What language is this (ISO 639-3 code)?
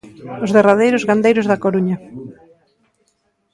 glg